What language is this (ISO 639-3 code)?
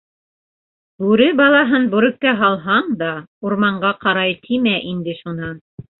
bak